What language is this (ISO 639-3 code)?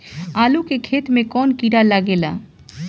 bho